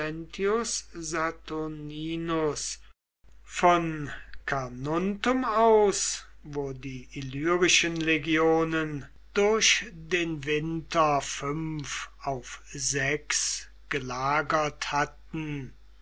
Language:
German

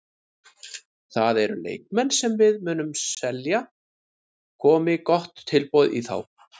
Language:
Icelandic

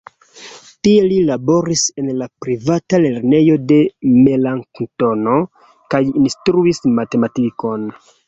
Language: Esperanto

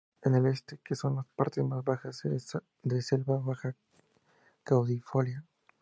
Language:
Spanish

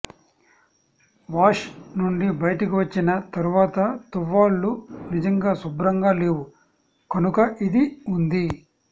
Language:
Telugu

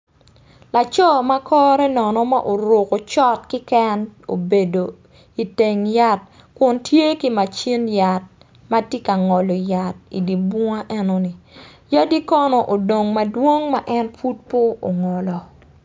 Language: Acoli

